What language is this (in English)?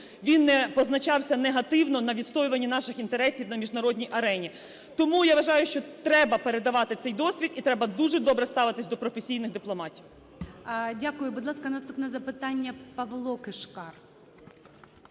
Ukrainian